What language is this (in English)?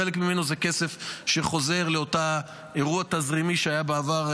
Hebrew